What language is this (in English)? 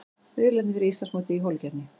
Icelandic